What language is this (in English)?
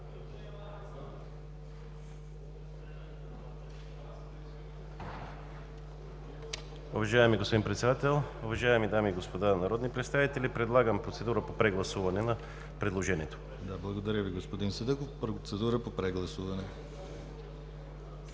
Bulgarian